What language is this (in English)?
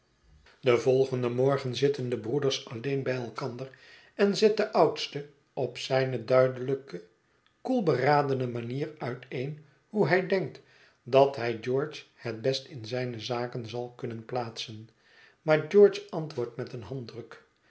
Dutch